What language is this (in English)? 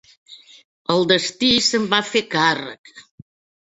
Catalan